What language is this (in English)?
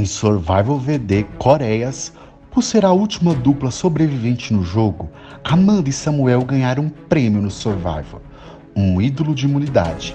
Portuguese